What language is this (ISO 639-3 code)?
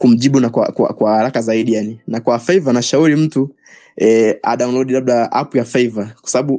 swa